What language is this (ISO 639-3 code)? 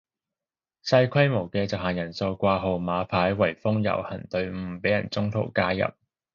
yue